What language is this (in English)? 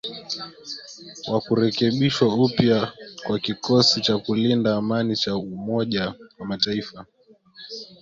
Swahili